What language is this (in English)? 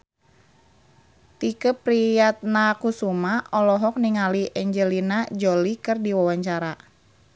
Sundanese